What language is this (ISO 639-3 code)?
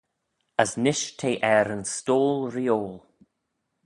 glv